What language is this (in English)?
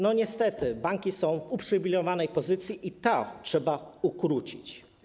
Polish